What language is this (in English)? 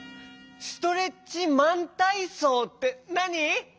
Japanese